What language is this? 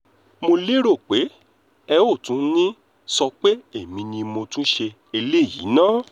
Yoruba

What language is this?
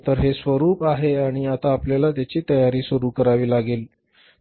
Marathi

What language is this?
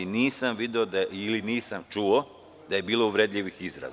Serbian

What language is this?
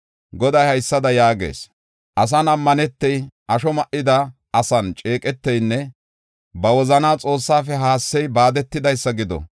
Gofa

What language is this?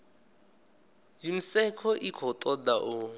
Venda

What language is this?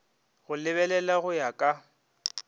Northern Sotho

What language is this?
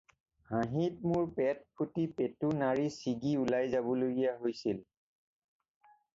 Assamese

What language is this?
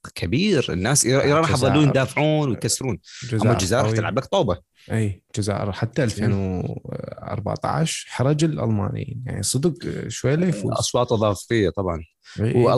Arabic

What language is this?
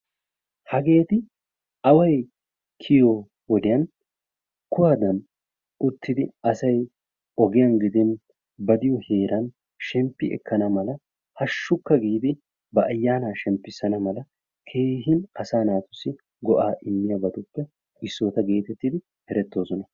Wolaytta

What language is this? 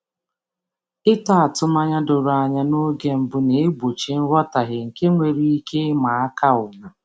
Igbo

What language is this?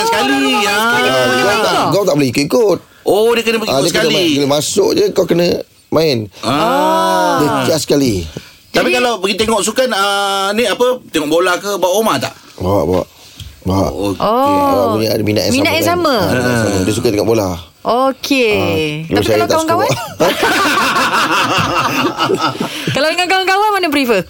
Malay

